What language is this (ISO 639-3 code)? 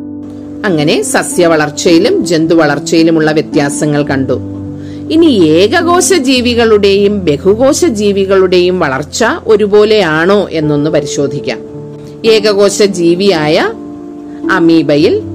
mal